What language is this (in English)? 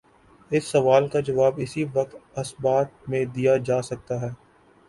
Urdu